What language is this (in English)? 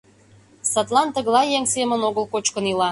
Mari